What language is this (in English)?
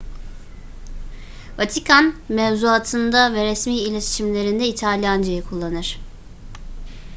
Turkish